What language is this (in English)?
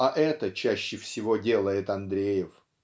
Russian